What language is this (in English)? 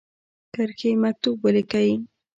Pashto